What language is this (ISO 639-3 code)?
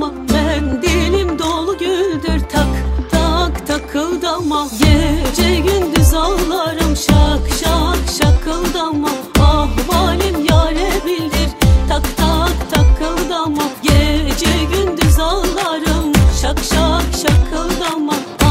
tur